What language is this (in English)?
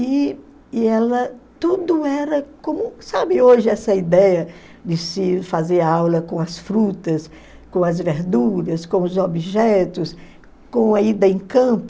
Portuguese